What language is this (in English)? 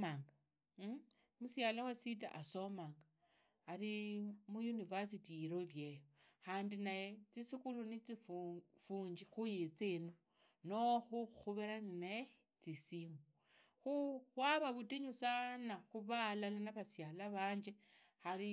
Idakho-Isukha-Tiriki